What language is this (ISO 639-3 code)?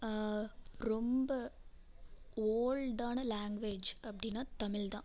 tam